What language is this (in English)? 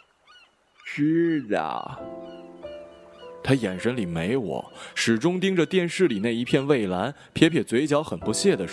Chinese